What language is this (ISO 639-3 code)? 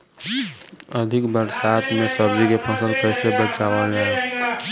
bho